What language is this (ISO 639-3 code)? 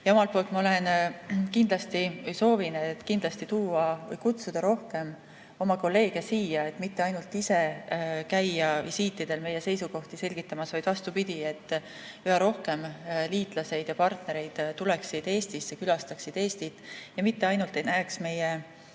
est